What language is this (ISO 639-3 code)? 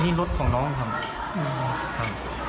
tha